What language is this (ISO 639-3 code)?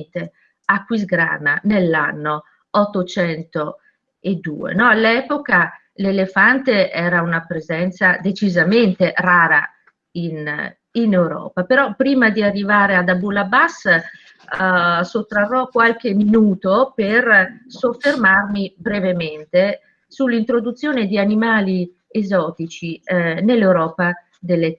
ita